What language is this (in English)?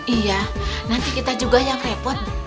Indonesian